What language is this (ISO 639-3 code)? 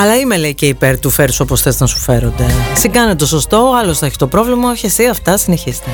ell